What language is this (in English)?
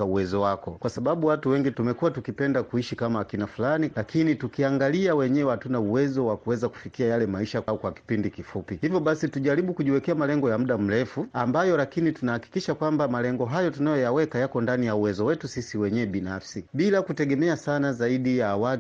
Swahili